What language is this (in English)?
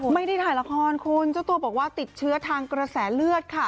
Thai